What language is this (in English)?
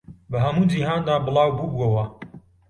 Central Kurdish